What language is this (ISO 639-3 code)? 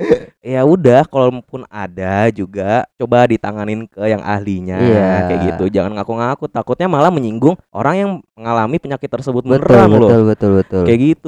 ind